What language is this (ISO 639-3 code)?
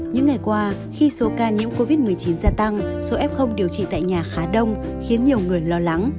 vie